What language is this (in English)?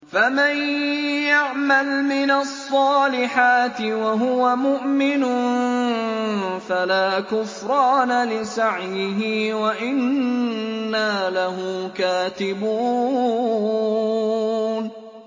Arabic